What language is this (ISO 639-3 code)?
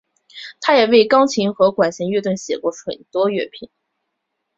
zho